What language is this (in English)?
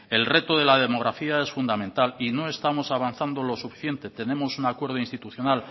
Spanish